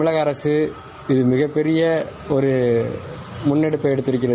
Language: Tamil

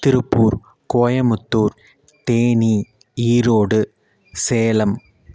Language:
Tamil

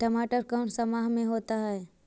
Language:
Magahi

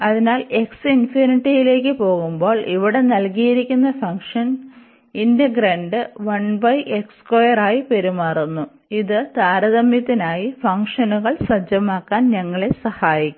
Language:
Malayalam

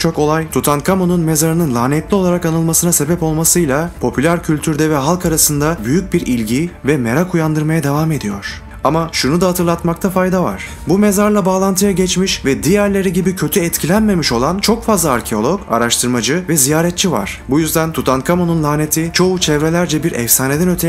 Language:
Turkish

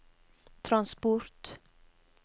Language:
Norwegian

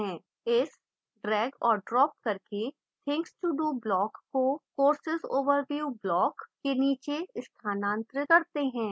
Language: Hindi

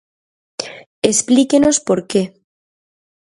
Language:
Galician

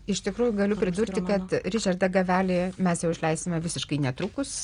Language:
Lithuanian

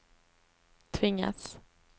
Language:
Swedish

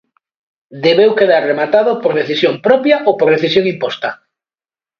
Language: Galician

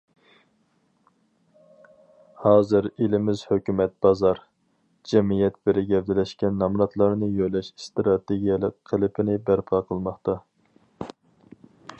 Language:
Uyghur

